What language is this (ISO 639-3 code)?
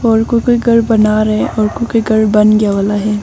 hin